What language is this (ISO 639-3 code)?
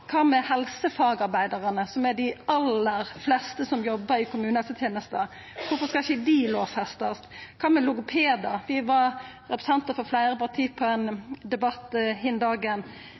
nno